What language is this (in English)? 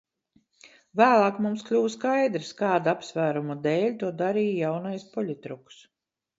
Latvian